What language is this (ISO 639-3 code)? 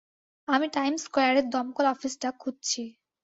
ben